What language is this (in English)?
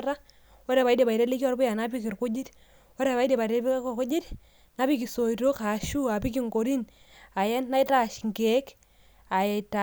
Masai